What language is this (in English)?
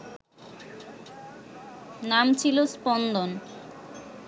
Bangla